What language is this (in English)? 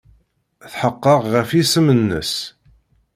Kabyle